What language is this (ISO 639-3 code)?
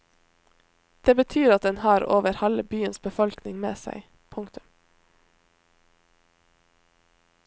nor